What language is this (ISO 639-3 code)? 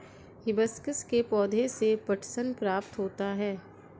hin